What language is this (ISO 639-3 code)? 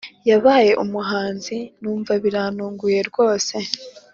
kin